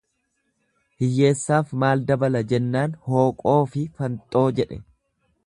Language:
Oromo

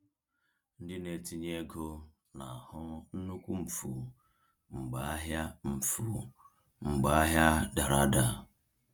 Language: Igbo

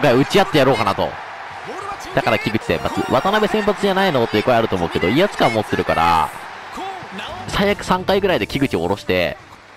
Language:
Japanese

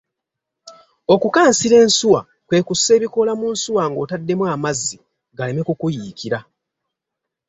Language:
Ganda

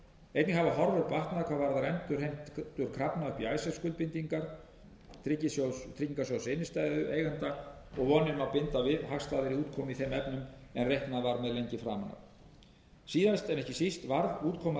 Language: Icelandic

